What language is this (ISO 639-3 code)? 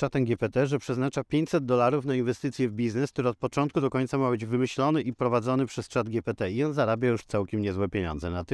pol